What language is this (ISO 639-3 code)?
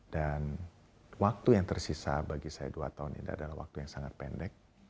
ind